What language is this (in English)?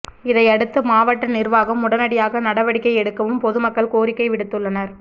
Tamil